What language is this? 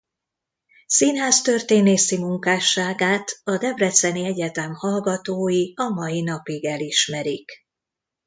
Hungarian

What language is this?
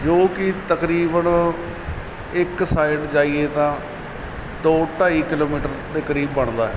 Punjabi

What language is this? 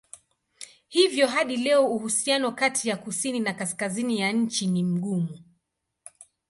Swahili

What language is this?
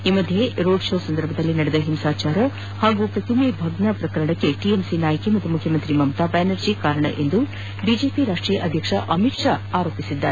Kannada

